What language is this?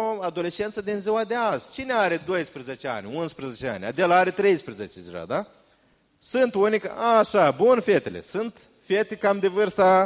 Romanian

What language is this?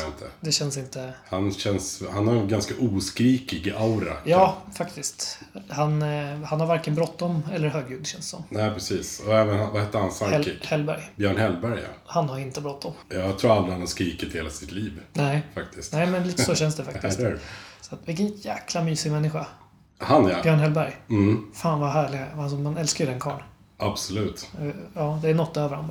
Swedish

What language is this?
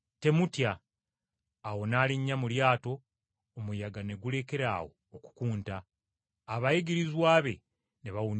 Ganda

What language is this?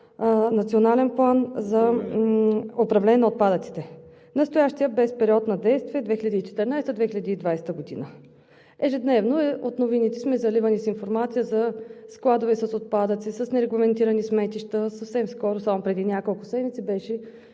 Bulgarian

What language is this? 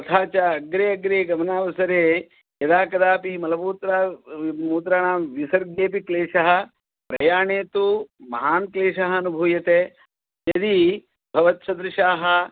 Sanskrit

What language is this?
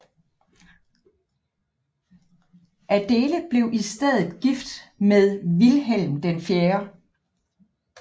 Danish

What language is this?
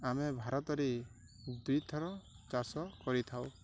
Odia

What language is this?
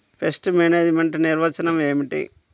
Telugu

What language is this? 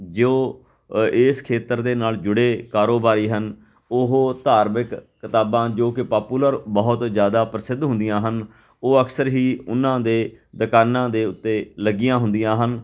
Punjabi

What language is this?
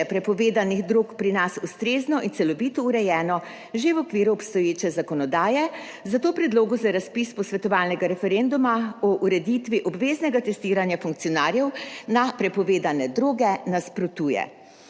Slovenian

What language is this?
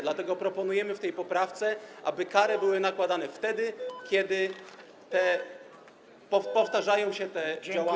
Polish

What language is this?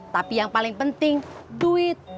Indonesian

